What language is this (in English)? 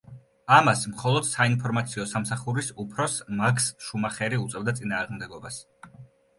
Georgian